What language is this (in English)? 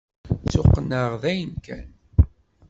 Kabyle